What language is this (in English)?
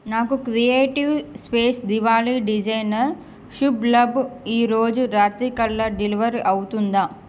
Telugu